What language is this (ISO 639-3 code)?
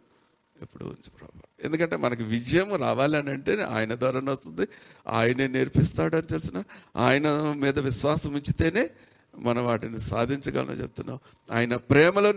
tel